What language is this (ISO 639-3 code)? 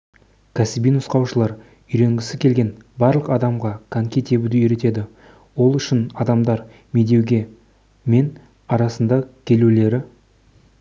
kaz